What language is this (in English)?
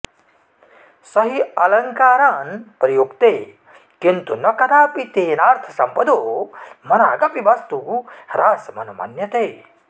Sanskrit